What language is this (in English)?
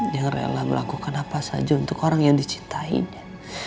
Indonesian